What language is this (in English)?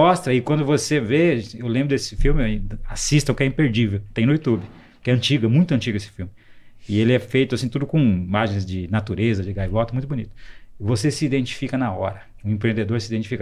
Portuguese